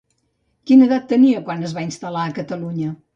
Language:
Catalan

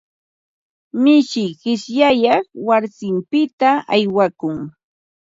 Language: Ambo-Pasco Quechua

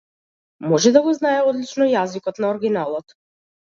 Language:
Macedonian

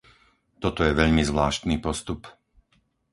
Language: Slovak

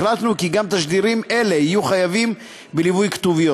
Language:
Hebrew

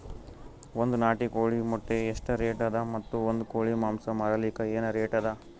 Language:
Kannada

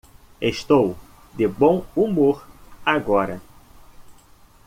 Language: Portuguese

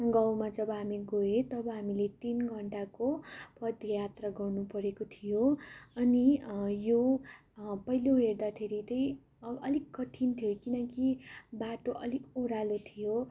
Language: Nepali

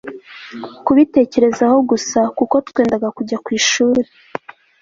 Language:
Kinyarwanda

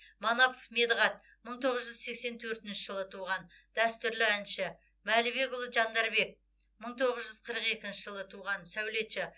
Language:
Kazakh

